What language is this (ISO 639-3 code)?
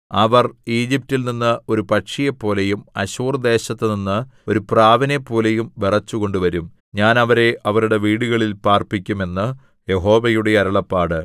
mal